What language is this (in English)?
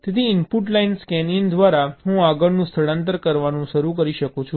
Gujarati